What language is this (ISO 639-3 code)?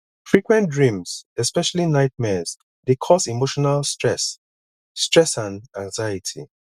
pcm